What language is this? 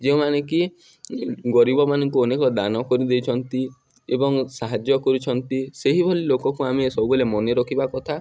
Odia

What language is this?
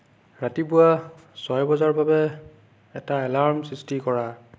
Assamese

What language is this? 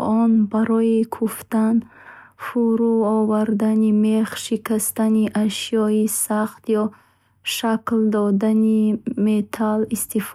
Bukharic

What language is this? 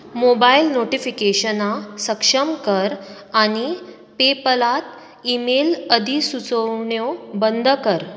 Konkani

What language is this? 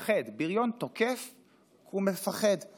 Hebrew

